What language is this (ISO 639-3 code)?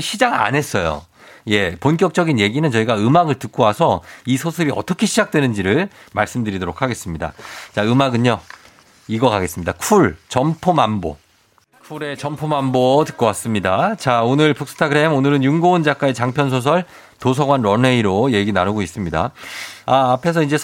kor